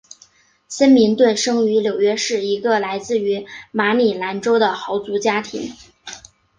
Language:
Chinese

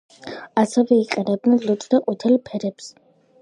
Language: Georgian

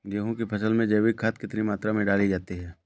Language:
Hindi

